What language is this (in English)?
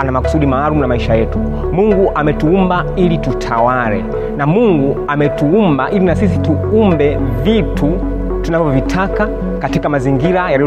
Swahili